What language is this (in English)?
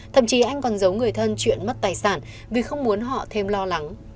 Vietnamese